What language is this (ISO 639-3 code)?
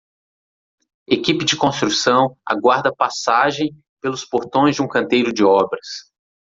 por